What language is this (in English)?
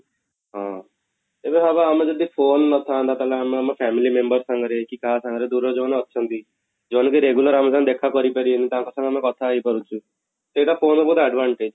Odia